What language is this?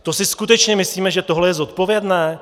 Czech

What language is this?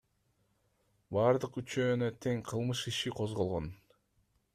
Kyrgyz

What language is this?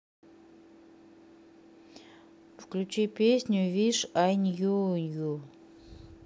Russian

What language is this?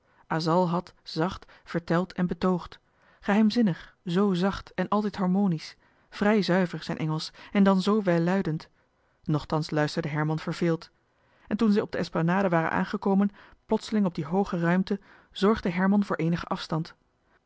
Dutch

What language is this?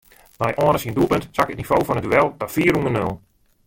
Western Frisian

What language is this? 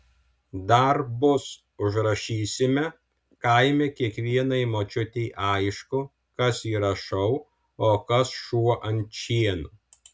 Lithuanian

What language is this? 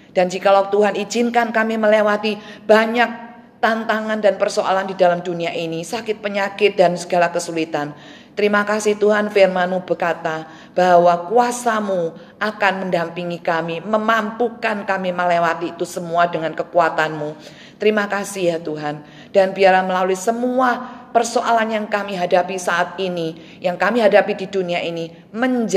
Indonesian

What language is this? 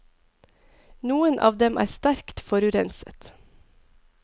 Norwegian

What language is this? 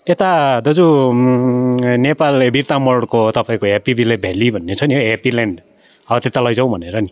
Nepali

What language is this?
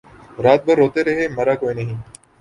Urdu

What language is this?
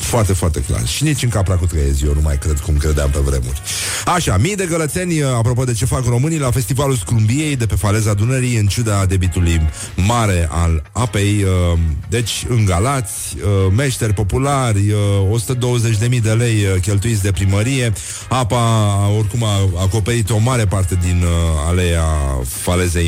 Romanian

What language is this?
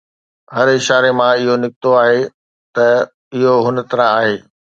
Sindhi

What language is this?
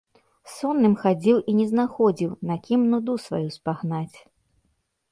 Belarusian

